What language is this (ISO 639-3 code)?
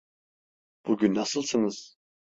tur